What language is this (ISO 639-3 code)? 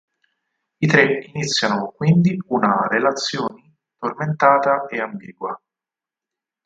ita